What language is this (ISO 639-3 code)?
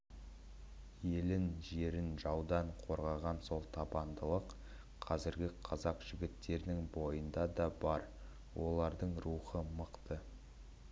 kaz